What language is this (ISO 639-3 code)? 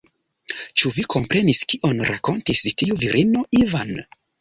epo